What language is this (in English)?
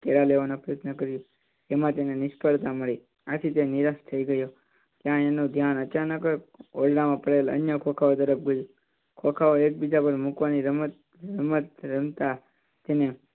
Gujarati